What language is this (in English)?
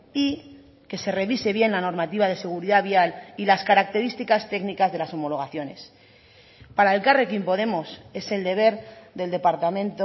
Spanish